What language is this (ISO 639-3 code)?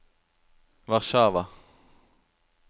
nor